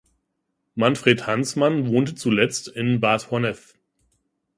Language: German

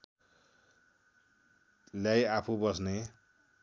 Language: Nepali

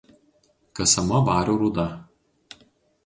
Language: Lithuanian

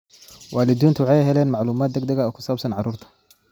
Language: Somali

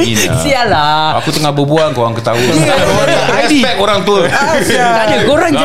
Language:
Malay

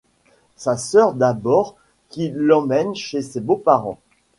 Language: French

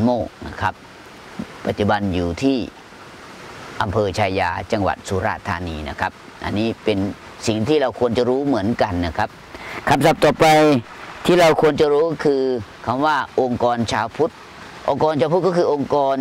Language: Thai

